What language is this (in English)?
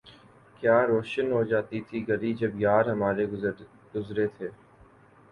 Urdu